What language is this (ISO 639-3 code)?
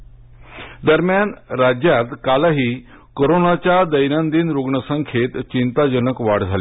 mar